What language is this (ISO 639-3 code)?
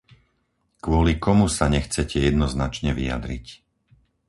slk